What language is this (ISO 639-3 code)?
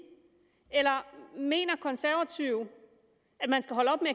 dan